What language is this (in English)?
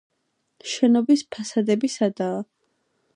Georgian